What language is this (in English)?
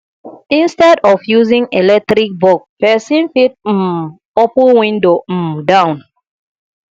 Nigerian Pidgin